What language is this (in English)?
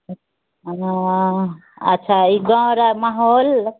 Maithili